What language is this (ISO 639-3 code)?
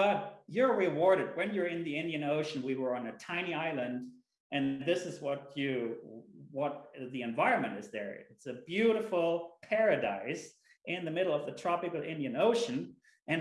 eng